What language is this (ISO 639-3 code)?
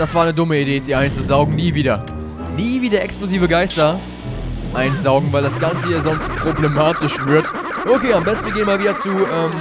deu